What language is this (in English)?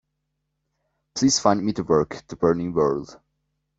English